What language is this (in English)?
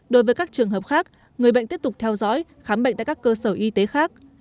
Vietnamese